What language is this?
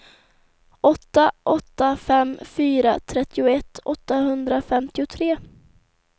Swedish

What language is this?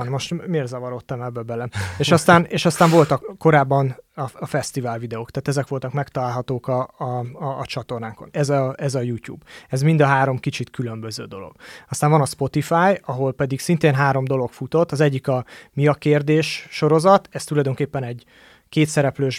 Hungarian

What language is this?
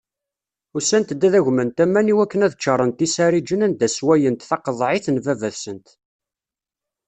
Kabyle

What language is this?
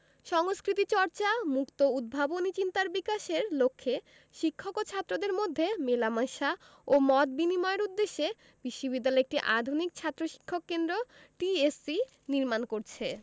Bangla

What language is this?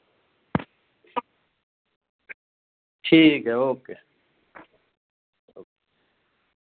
Dogri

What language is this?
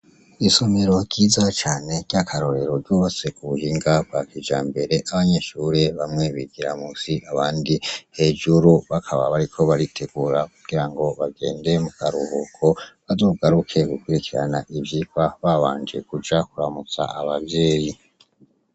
Rundi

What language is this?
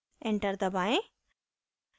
Hindi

